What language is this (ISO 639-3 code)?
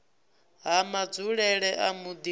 ven